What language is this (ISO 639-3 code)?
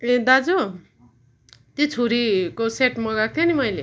nep